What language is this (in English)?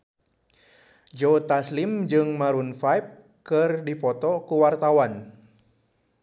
Sundanese